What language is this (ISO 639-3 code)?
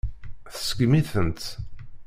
kab